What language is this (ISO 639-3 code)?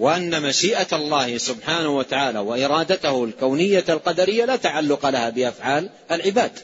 ara